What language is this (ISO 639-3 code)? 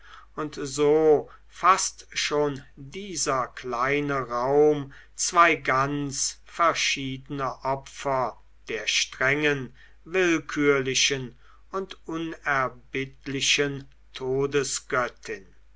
deu